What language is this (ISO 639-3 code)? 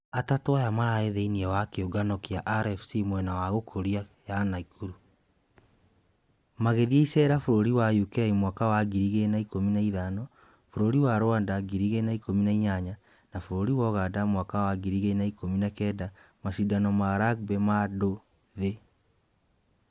kik